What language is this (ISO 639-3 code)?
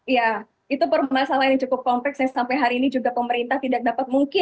ind